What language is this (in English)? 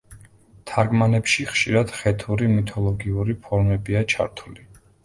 Georgian